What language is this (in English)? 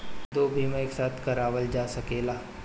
Bhojpuri